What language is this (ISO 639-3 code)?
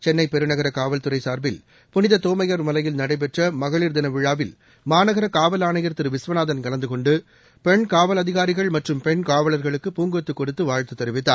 tam